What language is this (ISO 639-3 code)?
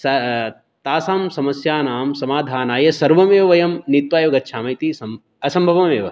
san